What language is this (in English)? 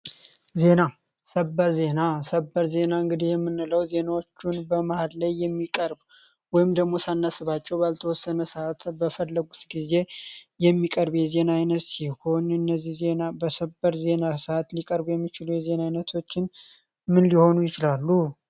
Amharic